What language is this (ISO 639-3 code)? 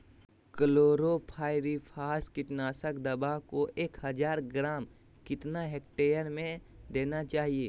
mag